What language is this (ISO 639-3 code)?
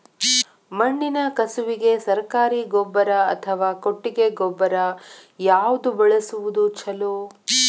kan